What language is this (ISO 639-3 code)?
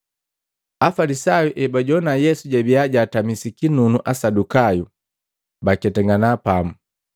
mgv